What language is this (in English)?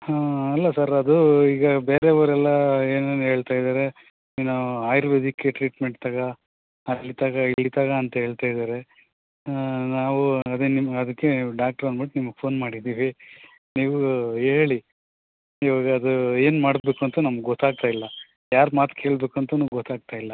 Kannada